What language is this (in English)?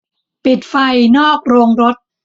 Thai